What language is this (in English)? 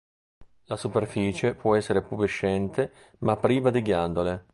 Italian